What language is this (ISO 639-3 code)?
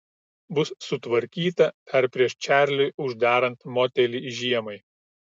lit